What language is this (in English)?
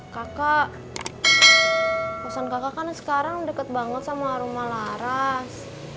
Indonesian